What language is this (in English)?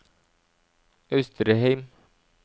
Norwegian